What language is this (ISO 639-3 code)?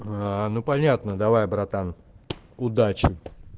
rus